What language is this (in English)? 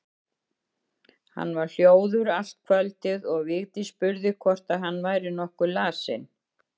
Icelandic